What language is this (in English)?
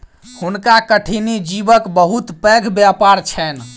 Maithili